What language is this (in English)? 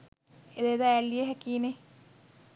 Sinhala